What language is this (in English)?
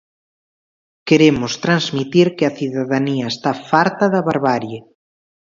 Galician